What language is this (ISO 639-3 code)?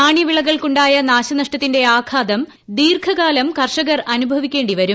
mal